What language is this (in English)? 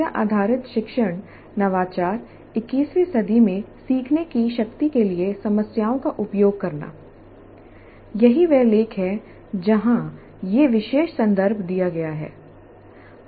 Hindi